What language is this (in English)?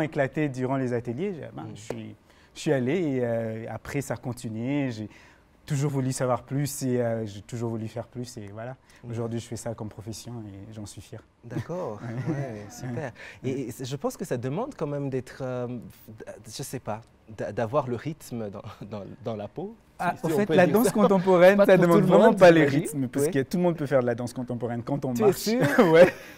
French